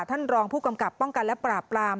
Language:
Thai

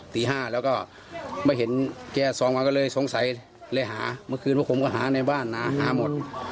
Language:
Thai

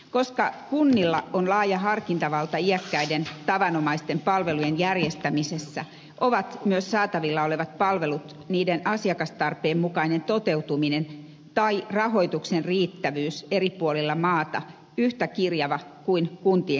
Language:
Finnish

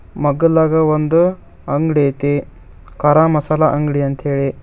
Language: Kannada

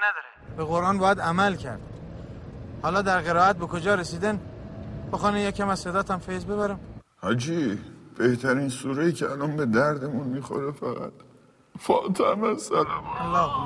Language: Persian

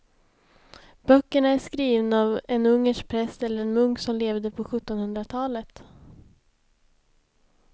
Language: Swedish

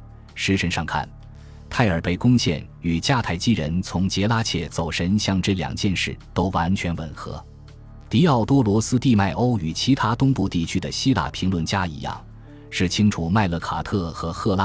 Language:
Chinese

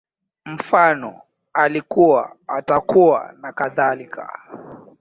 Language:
Swahili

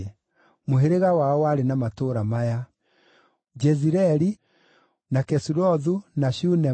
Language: Kikuyu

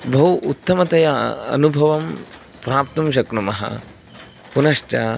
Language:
Sanskrit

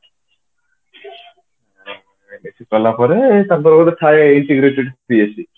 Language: Odia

